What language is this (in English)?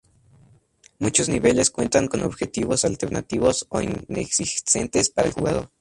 Spanish